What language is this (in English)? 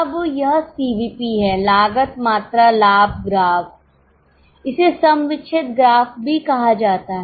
Hindi